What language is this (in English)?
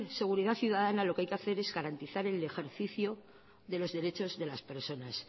Spanish